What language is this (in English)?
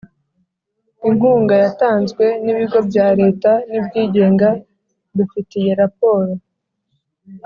Kinyarwanda